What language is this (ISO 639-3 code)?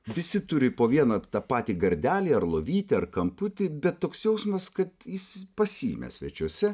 lit